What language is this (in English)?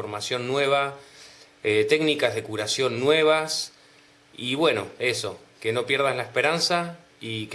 Spanish